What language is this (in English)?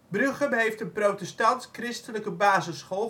Dutch